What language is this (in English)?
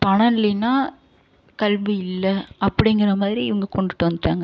Tamil